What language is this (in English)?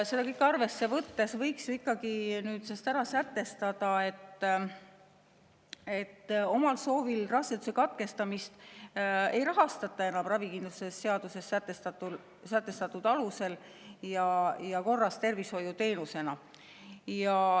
Estonian